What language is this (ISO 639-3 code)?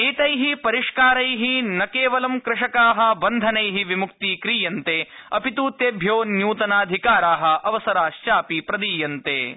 san